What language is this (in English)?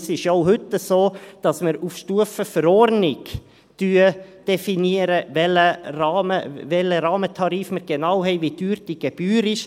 Swiss German